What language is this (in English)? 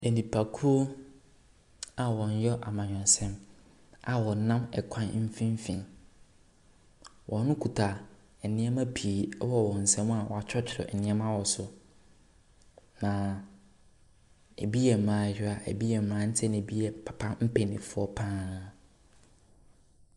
Akan